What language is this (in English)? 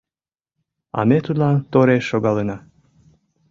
Mari